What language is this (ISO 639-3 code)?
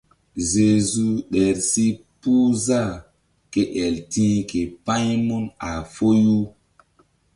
mdd